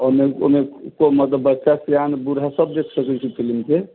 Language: Maithili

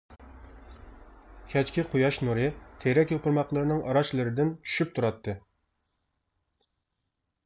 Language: Uyghur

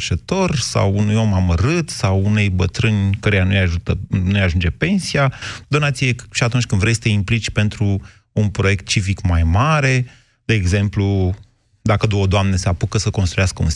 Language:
Romanian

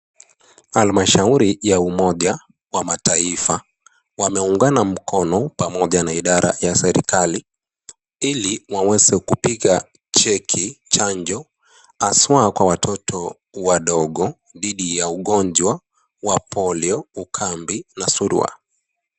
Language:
Swahili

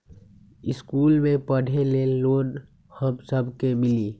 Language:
Magahi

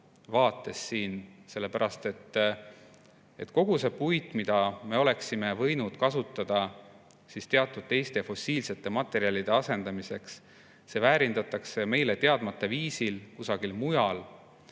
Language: Estonian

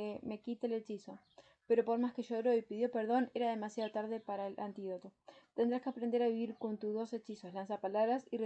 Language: Spanish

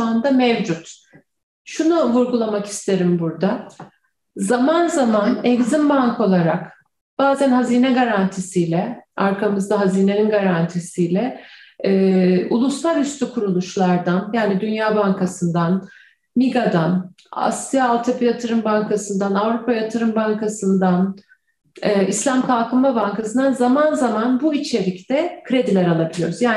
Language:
Turkish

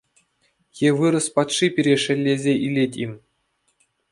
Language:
Chuvash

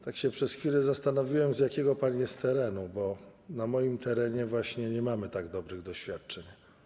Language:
Polish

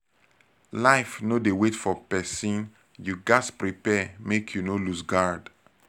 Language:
Nigerian Pidgin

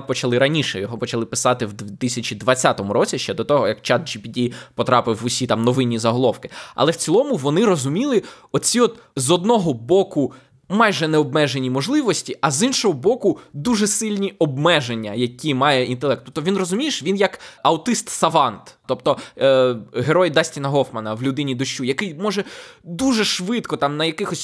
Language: Ukrainian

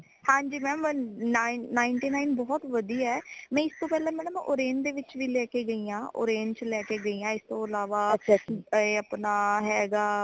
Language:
Punjabi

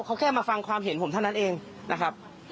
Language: Thai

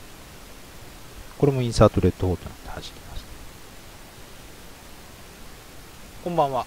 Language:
Japanese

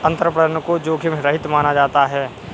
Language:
Hindi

